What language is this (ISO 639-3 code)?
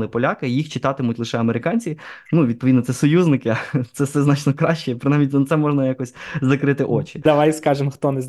ukr